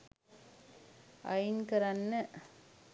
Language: Sinhala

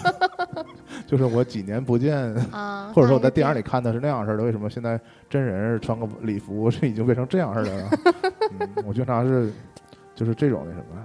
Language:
Chinese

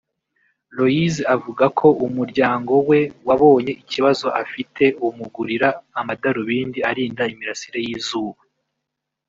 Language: Kinyarwanda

